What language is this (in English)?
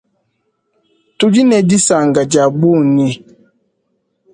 Luba-Lulua